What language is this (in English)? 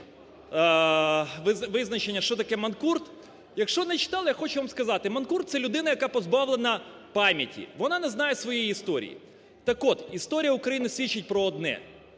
Ukrainian